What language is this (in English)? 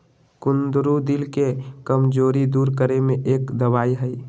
Magahi